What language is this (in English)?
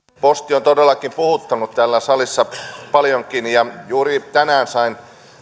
Finnish